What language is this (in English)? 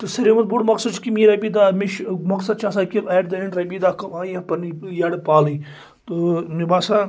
Kashmiri